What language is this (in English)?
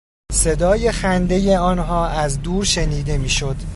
Persian